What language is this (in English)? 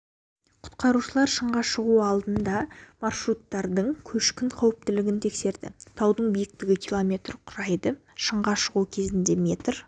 Kazakh